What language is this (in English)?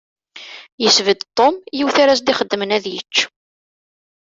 Kabyle